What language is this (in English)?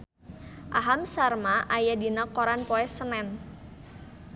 Sundanese